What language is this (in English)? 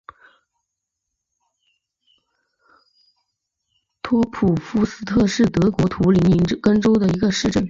Chinese